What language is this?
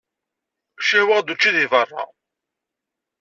Kabyle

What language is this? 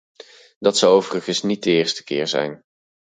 Dutch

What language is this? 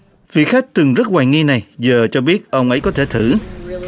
Vietnamese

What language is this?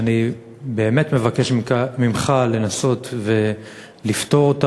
Hebrew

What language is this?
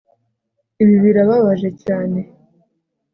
Kinyarwanda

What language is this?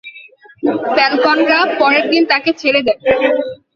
Bangla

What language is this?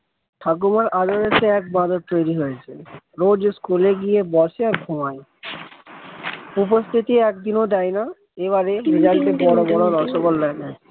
Bangla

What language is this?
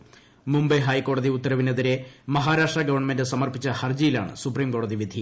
Malayalam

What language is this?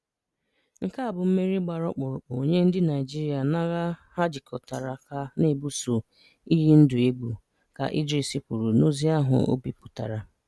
Igbo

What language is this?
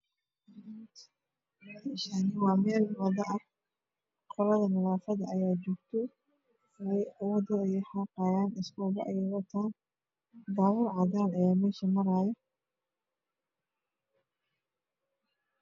Somali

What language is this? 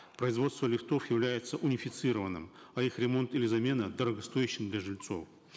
Kazakh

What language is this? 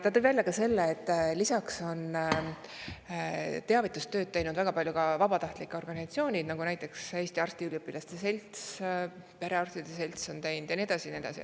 Estonian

